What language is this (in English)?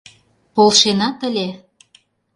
Mari